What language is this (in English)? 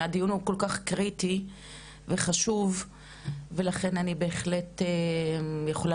Hebrew